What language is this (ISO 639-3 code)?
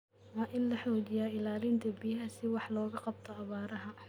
som